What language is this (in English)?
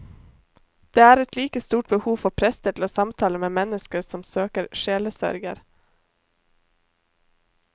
Norwegian